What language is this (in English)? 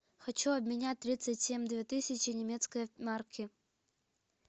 Russian